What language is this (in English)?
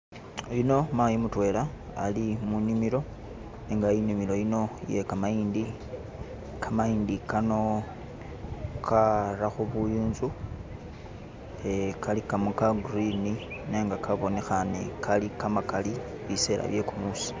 Masaaba